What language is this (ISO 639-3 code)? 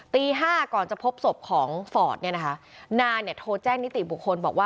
tha